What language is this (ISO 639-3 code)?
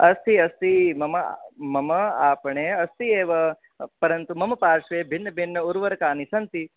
san